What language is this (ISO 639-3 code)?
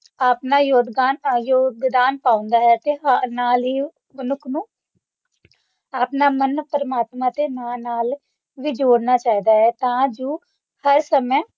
pan